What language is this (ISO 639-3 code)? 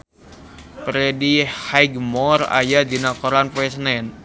sun